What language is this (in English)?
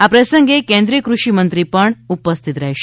Gujarati